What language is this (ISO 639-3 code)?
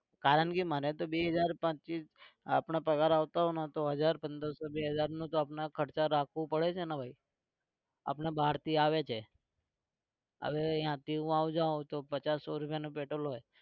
guj